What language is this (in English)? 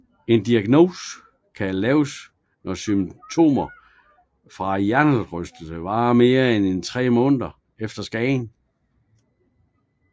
Danish